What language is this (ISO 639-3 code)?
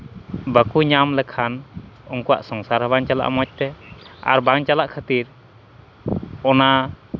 sat